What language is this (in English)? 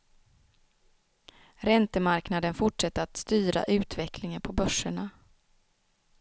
Swedish